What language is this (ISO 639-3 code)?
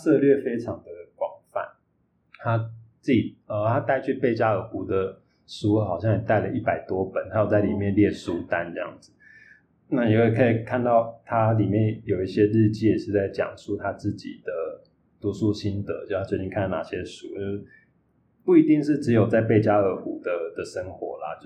zho